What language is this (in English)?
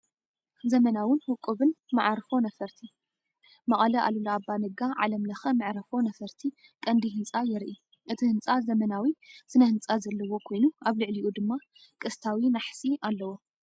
Tigrinya